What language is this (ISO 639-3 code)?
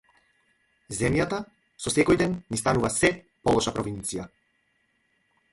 mkd